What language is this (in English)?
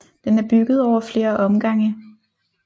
Danish